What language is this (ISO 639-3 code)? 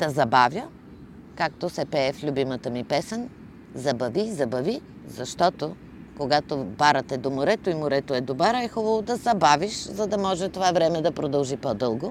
bul